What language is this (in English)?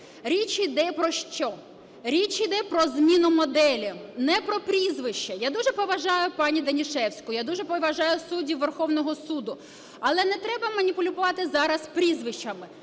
Ukrainian